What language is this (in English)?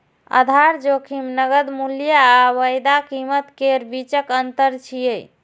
Maithili